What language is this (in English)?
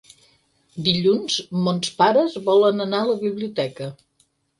Catalan